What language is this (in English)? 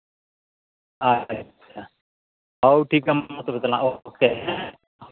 Santali